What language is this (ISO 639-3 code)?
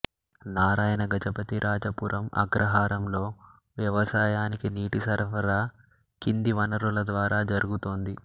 tel